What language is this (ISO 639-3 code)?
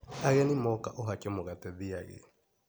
kik